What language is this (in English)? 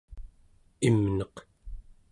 Central Yupik